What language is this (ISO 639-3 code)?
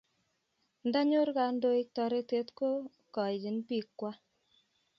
kln